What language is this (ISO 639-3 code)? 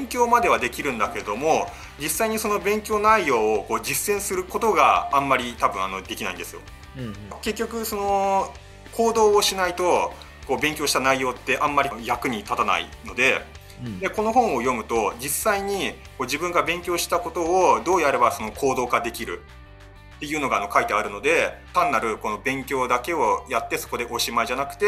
jpn